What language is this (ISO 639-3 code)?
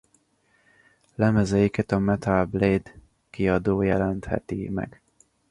hun